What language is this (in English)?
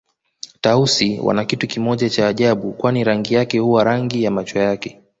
Swahili